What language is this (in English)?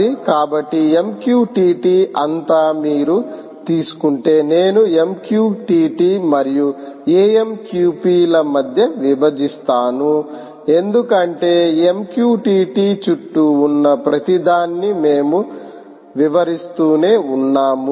Telugu